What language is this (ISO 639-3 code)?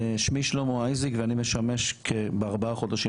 heb